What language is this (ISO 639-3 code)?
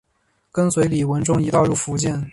zho